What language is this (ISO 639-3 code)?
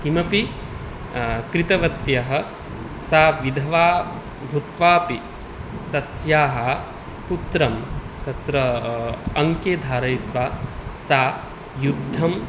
san